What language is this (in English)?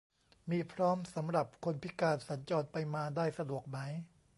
Thai